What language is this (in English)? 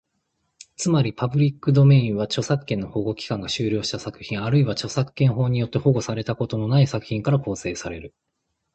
Japanese